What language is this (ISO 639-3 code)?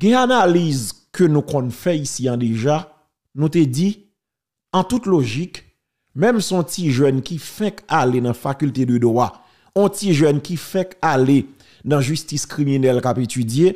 fra